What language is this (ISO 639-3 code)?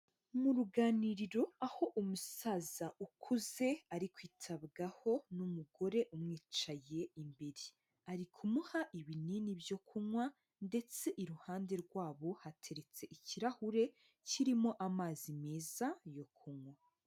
kin